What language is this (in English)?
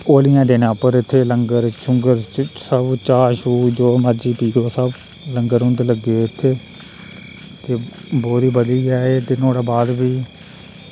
Dogri